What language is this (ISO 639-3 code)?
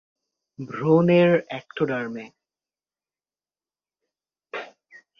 ben